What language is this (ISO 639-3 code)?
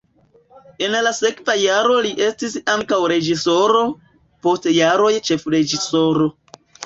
epo